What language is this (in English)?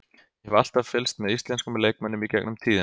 Icelandic